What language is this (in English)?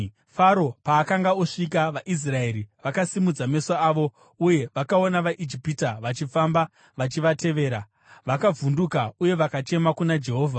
Shona